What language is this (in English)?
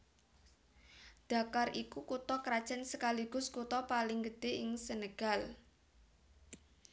Javanese